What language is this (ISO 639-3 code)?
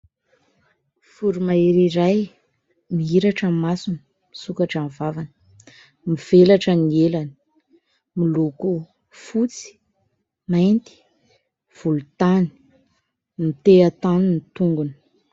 mlg